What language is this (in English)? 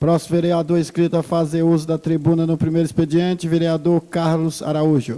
Portuguese